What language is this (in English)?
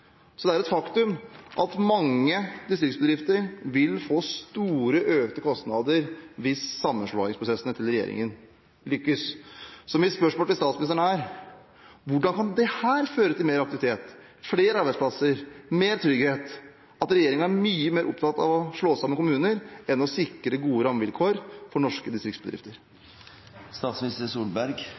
Norwegian Bokmål